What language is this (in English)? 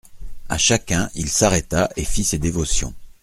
French